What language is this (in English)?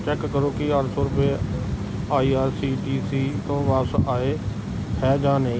Punjabi